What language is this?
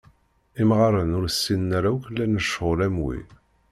Kabyle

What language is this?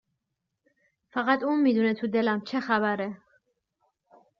Persian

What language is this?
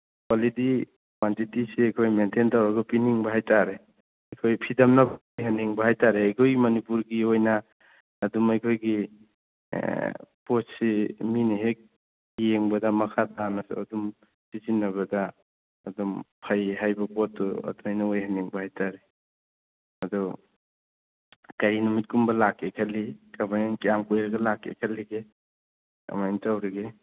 Manipuri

